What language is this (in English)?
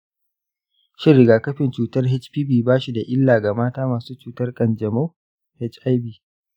Hausa